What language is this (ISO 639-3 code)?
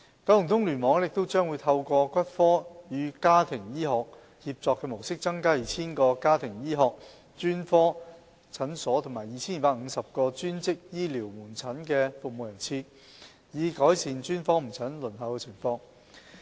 yue